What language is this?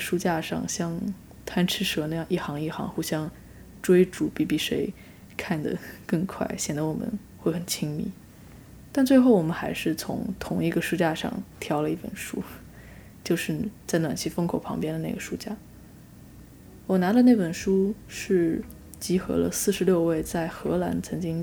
Chinese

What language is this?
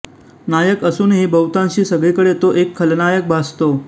Marathi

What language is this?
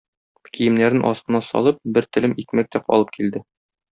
Tatar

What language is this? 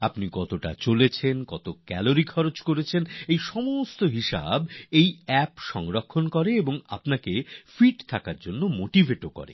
Bangla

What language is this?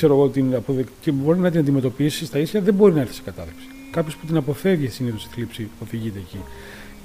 Greek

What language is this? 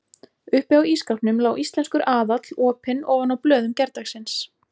Icelandic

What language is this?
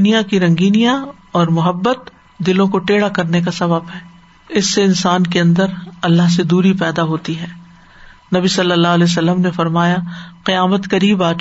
Urdu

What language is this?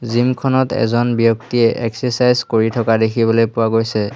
Assamese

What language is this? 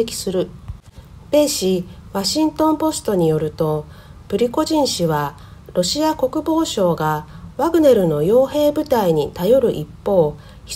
Japanese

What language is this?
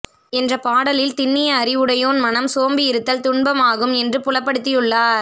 Tamil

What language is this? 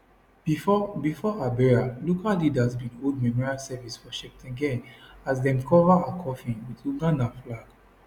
Nigerian Pidgin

